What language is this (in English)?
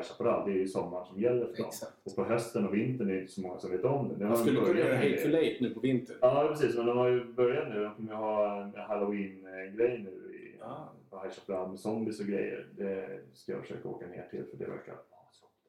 Swedish